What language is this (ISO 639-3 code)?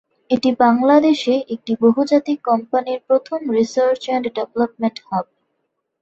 ben